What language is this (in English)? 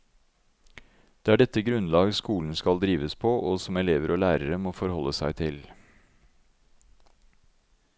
Norwegian